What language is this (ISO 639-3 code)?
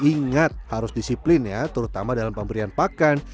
ind